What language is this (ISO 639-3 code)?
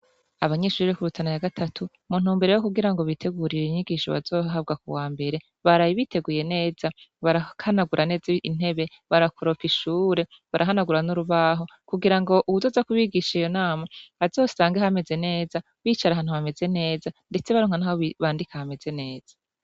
run